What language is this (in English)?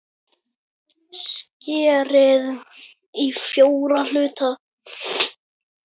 Icelandic